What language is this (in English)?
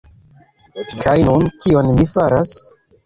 Esperanto